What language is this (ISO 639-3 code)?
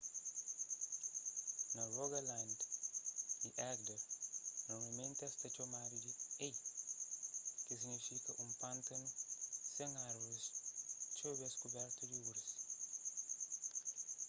kea